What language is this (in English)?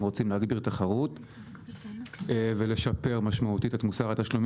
Hebrew